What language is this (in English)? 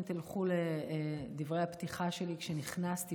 Hebrew